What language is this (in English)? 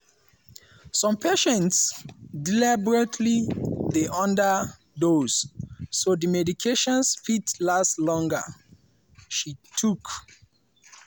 Nigerian Pidgin